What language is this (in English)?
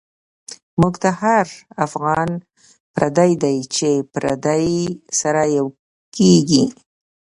Pashto